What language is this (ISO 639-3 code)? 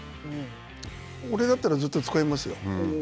jpn